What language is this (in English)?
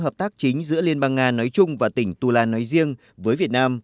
Vietnamese